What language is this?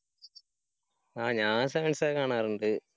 Malayalam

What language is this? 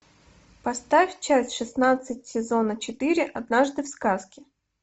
Russian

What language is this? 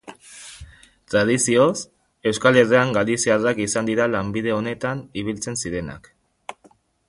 Basque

